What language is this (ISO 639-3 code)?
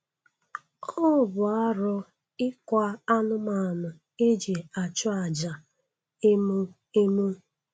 ibo